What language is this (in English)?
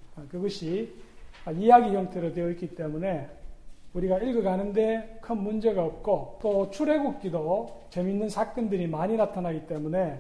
Korean